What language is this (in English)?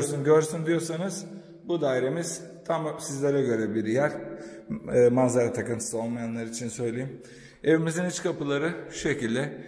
Turkish